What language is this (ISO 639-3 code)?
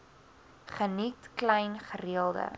afr